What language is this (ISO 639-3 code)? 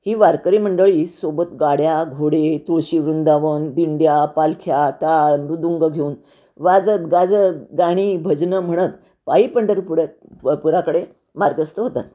mar